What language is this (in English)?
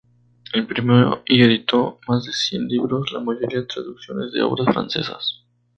Spanish